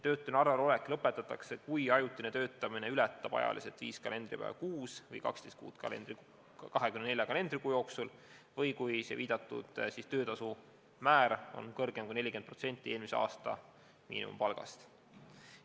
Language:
Estonian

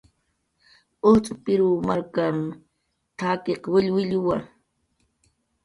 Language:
Jaqaru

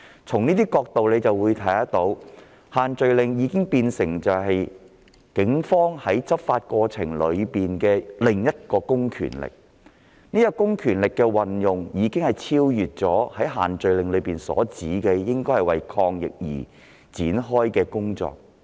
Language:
Cantonese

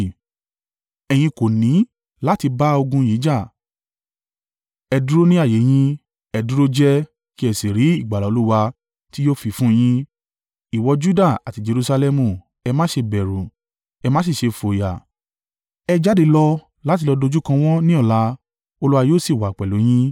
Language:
Yoruba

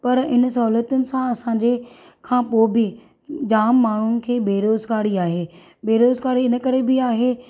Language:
Sindhi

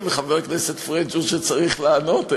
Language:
Hebrew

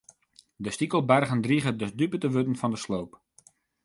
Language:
Western Frisian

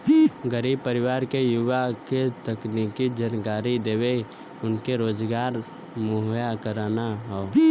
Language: Bhojpuri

